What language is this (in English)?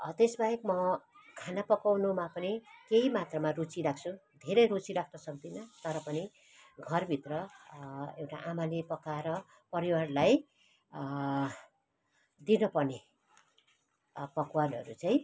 Nepali